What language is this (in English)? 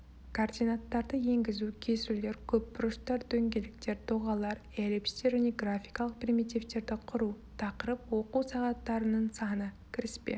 Kazakh